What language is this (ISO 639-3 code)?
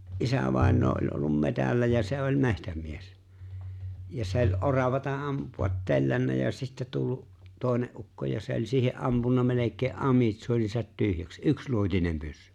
fin